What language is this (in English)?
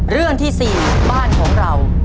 Thai